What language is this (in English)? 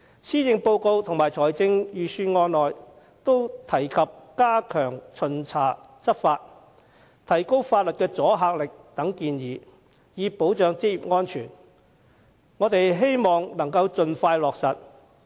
Cantonese